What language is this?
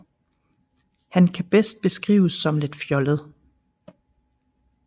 Danish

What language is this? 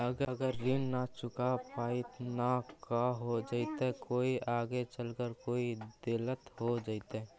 Magahi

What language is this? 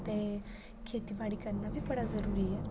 Dogri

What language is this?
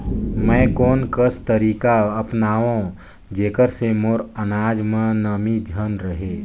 Chhattisgarhi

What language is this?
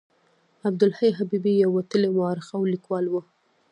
Pashto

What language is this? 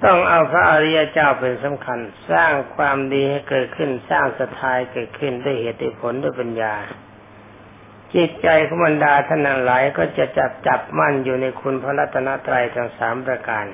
Thai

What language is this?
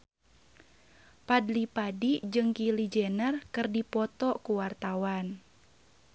Sundanese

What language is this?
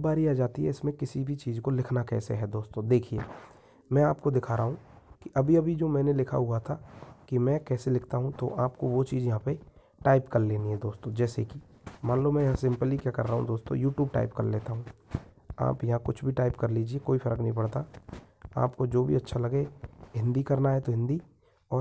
Hindi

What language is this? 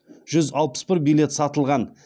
Kazakh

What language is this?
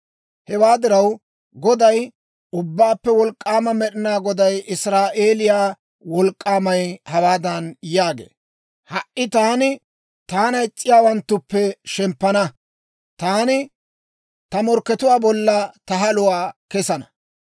Dawro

